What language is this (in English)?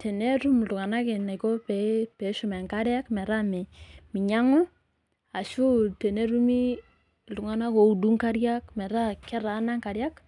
Masai